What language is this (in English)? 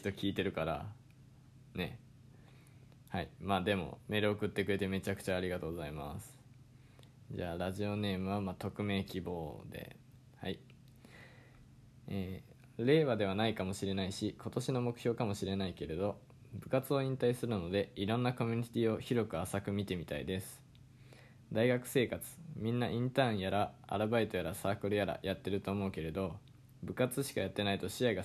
Japanese